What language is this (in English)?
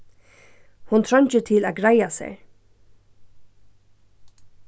Faroese